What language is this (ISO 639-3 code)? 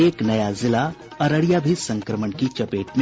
hin